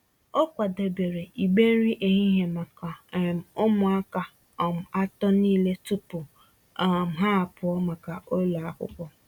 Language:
Igbo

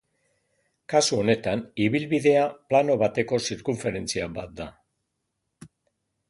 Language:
Basque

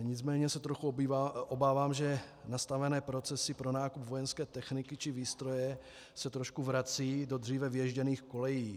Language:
Czech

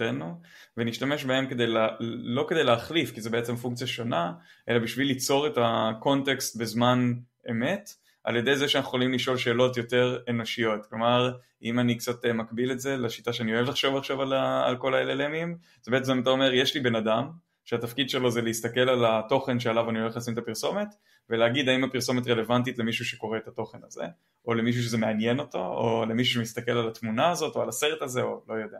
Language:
Hebrew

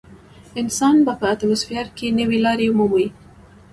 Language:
Pashto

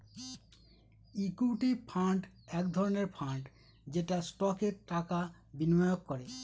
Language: Bangla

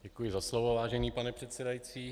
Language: Czech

